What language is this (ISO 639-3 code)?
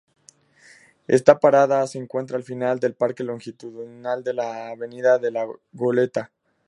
spa